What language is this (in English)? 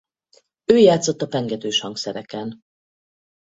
Hungarian